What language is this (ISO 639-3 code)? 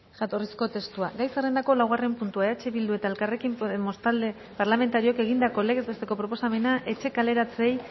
eus